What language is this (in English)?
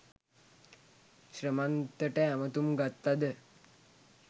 Sinhala